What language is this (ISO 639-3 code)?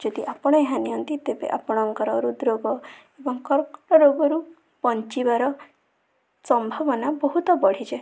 ori